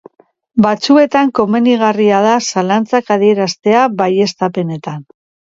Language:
Basque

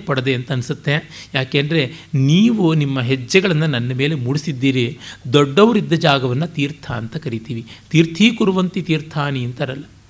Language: Kannada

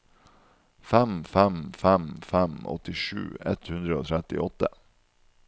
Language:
Norwegian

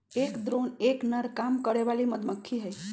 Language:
Magahi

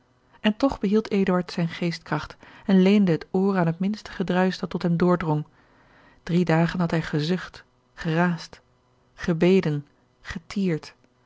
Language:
Dutch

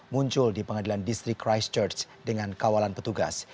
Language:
Indonesian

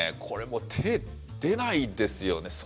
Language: Japanese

